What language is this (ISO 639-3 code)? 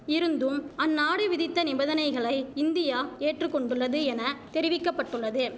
tam